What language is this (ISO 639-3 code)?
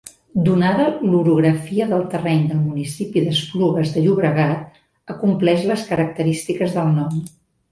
cat